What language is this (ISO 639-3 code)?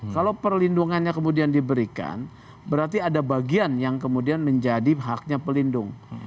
ind